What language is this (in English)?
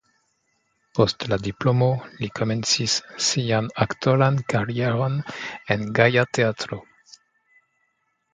Esperanto